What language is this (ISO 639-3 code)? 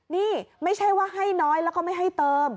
tha